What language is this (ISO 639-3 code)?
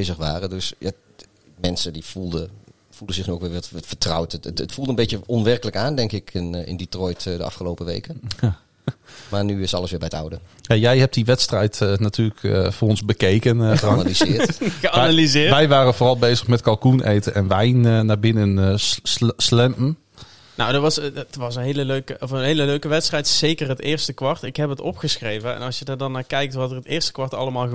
nld